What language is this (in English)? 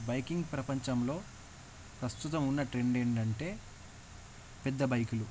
Telugu